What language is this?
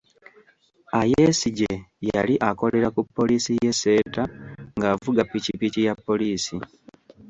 Ganda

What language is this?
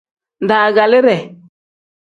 Tem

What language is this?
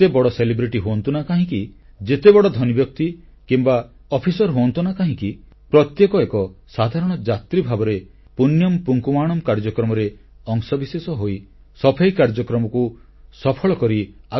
Odia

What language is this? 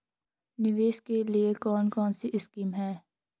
Hindi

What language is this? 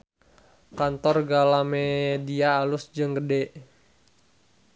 Sundanese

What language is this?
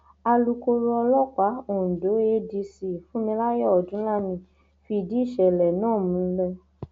Yoruba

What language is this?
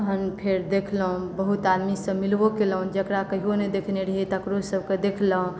Maithili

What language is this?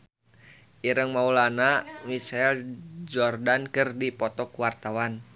Sundanese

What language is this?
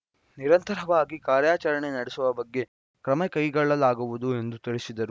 Kannada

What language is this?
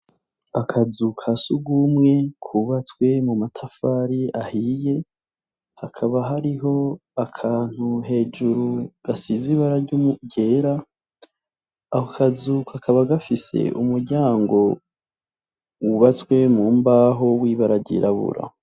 Rundi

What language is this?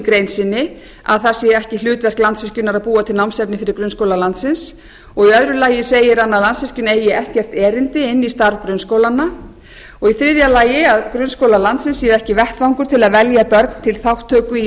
Icelandic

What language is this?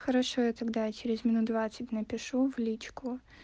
Russian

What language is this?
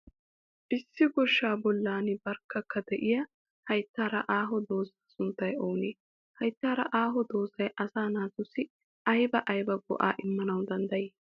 Wolaytta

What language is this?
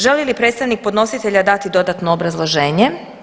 Croatian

